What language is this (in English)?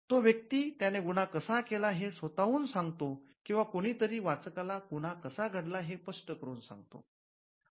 Marathi